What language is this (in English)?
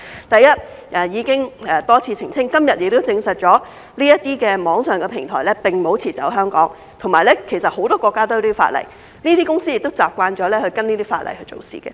Cantonese